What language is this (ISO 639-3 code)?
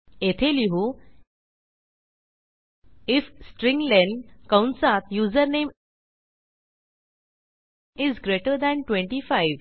mar